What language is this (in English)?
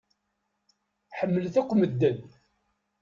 Kabyle